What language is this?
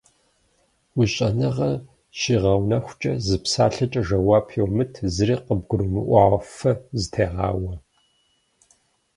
Kabardian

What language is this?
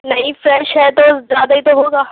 Urdu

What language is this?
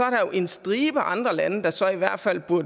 Danish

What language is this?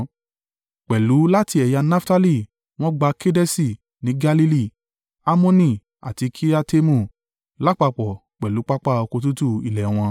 Yoruba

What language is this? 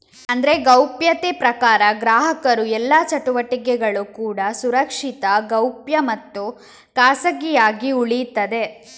Kannada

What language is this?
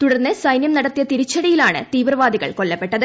Malayalam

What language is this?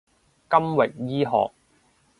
Cantonese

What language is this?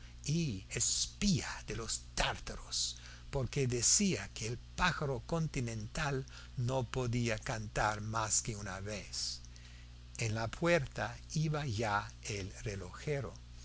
Spanish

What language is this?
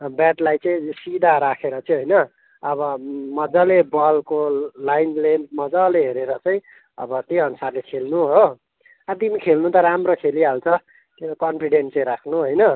Nepali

